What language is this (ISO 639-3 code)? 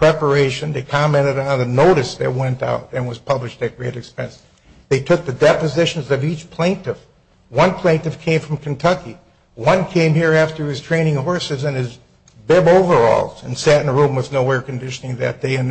eng